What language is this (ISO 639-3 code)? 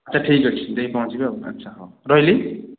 ori